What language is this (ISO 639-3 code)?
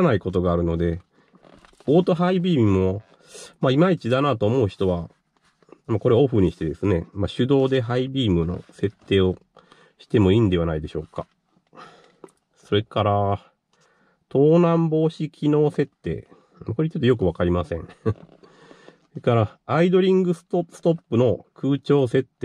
jpn